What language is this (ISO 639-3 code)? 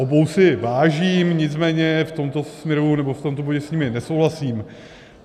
ces